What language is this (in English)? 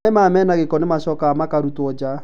Kikuyu